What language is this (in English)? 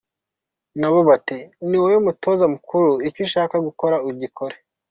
Kinyarwanda